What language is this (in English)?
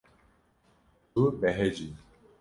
Kurdish